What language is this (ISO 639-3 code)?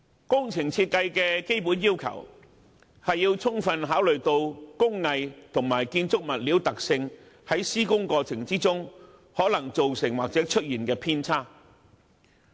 yue